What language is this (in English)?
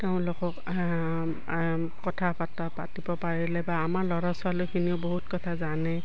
Assamese